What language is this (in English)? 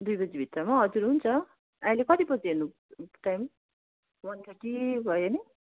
Nepali